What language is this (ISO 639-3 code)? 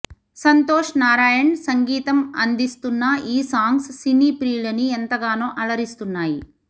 tel